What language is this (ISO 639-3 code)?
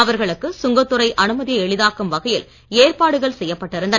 tam